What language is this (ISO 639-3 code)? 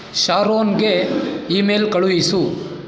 kan